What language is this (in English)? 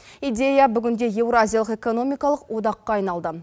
Kazakh